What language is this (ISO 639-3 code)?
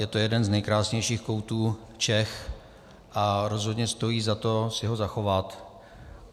ces